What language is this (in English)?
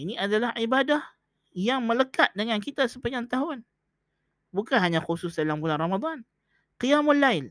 Malay